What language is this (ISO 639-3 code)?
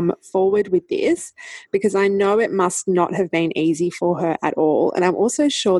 eng